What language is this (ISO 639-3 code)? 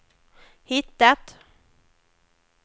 swe